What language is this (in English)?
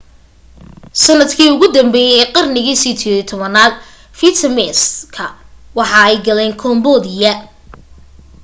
Somali